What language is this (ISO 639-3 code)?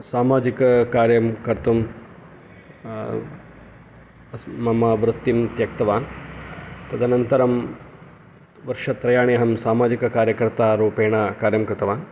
san